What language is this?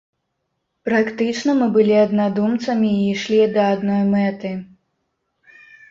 Belarusian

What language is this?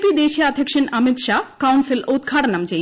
Malayalam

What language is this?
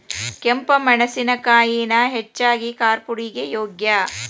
Kannada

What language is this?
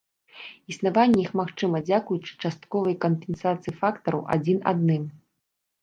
Belarusian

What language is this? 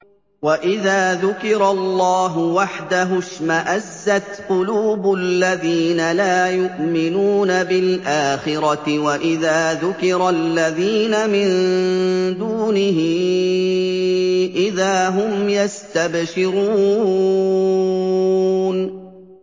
Arabic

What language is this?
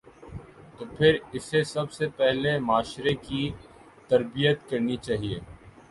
Urdu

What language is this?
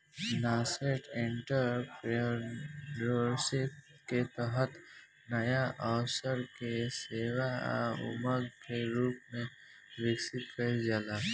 Bhojpuri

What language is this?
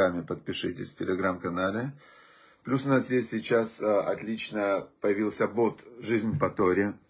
Russian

